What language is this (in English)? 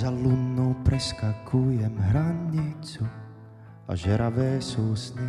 Czech